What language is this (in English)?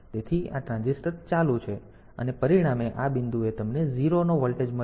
Gujarati